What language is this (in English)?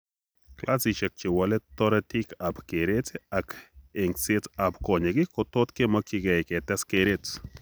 Kalenjin